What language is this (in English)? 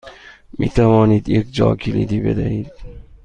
Persian